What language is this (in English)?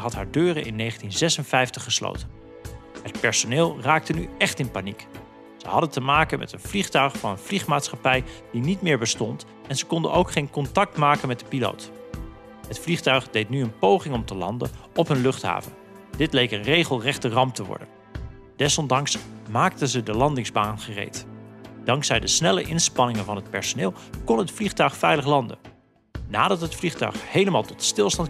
Dutch